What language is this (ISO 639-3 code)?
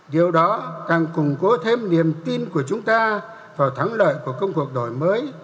vie